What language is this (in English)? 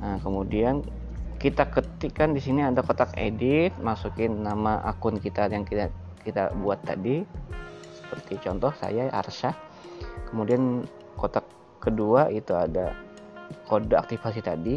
Indonesian